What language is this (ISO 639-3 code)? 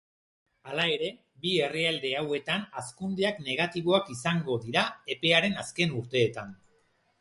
eus